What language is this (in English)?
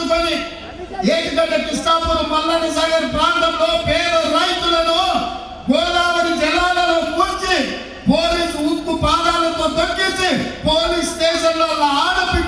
Telugu